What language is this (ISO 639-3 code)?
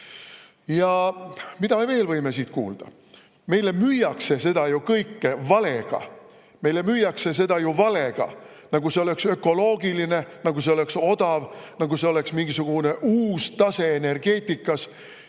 est